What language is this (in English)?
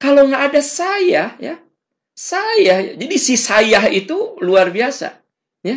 Indonesian